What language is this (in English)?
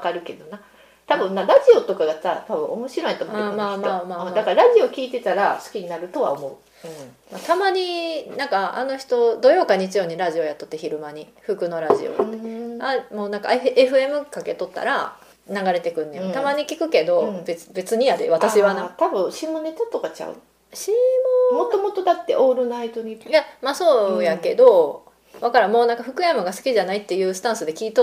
Japanese